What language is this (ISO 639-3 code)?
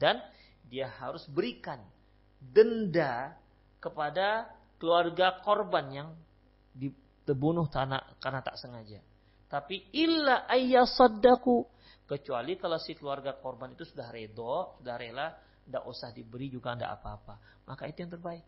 ind